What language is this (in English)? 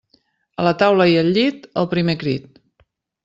Catalan